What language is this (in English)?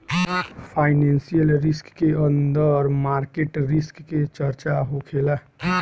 Bhojpuri